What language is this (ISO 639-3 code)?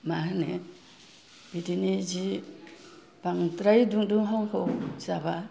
brx